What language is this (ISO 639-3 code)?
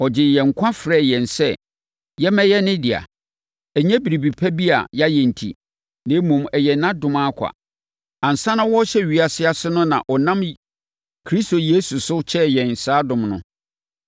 aka